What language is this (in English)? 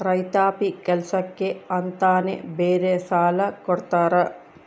Kannada